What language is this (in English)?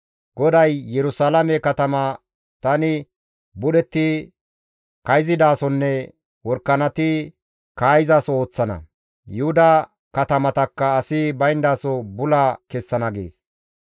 Gamo